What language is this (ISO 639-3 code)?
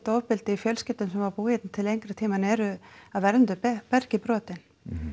isl